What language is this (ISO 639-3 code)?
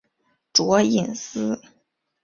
zho